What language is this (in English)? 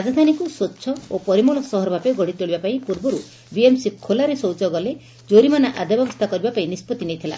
Odia